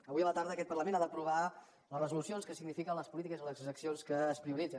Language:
Catalan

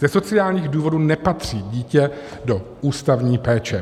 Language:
Czech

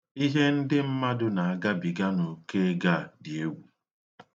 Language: Igbo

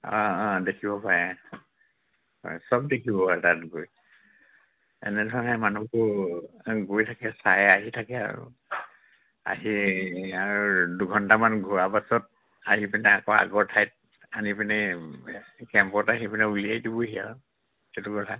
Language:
Assamese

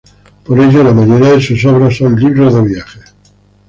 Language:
Spanish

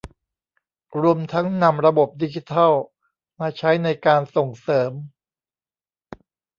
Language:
Thai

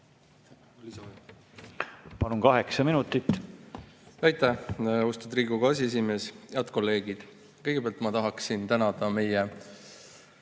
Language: Estonian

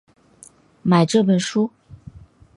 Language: Chinese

